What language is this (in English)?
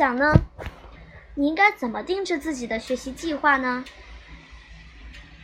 Chinese